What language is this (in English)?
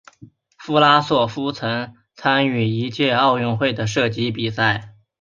Chinese